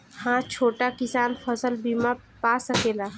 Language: Bhojpuri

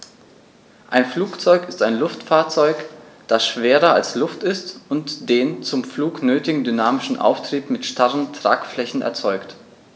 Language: German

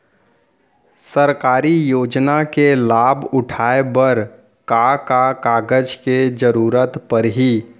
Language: Chhattisgarhi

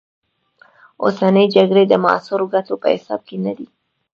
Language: Pashto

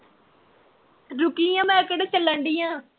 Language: Punjabi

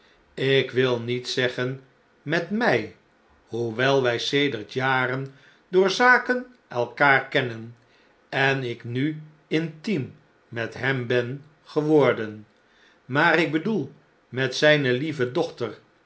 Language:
Dutch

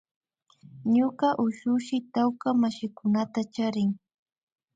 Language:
Imbabura Highland Quichua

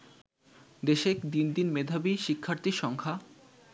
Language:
Bangla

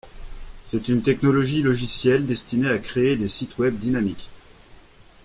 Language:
French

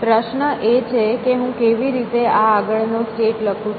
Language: Gujarati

